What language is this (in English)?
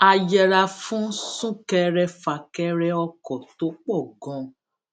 Yoruba